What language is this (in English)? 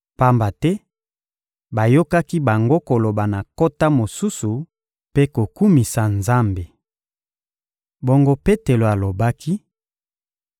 Lingala